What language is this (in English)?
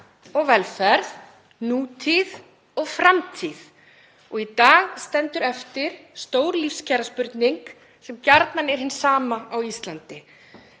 Icelandic